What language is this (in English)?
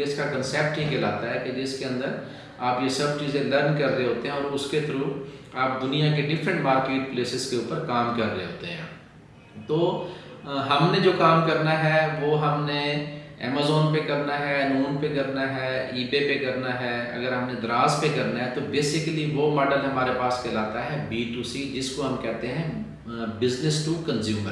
Urdu